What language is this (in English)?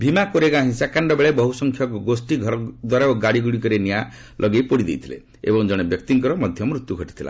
Odia